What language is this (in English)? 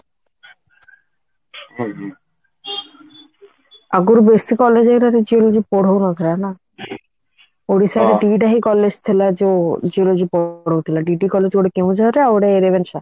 Odia